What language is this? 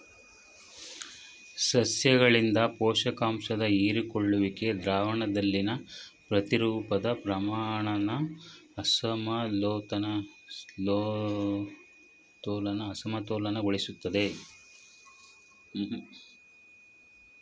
Kannada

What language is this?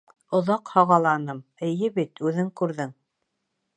Bashkir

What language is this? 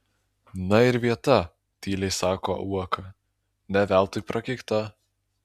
Lithuanian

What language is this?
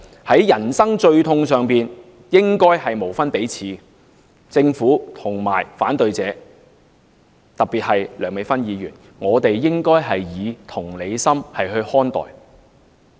Cantonese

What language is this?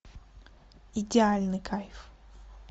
Russian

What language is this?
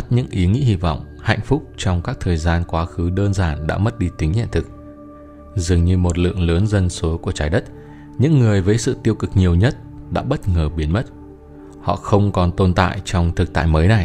Vietnamese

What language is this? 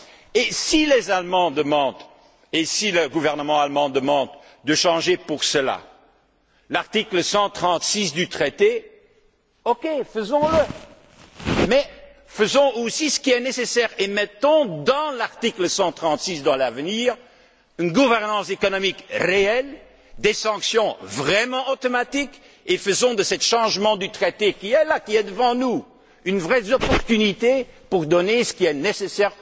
French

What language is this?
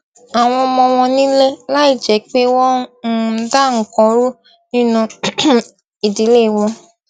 Yoruba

